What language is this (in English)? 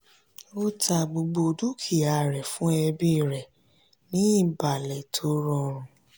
Yoruba